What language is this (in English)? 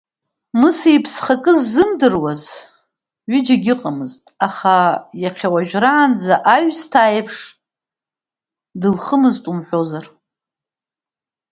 Abkhazian